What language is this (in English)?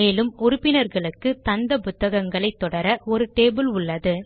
Tamil